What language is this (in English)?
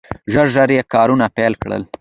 Pashto